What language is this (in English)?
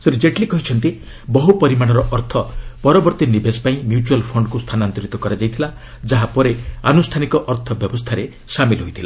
Odia